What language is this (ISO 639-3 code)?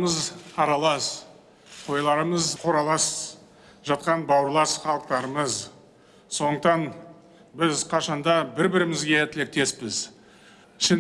tur